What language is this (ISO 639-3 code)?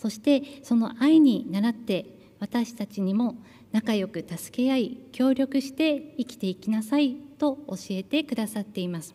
jpn